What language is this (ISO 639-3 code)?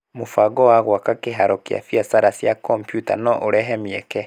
kik